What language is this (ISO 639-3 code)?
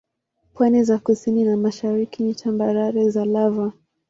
swa